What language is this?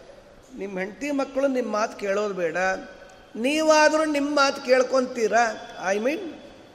Kannada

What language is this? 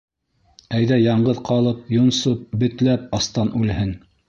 Bashkir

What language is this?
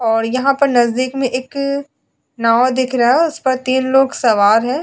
Hindi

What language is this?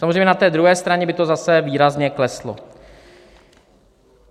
Czech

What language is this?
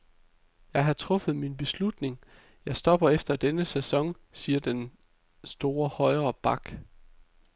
Danish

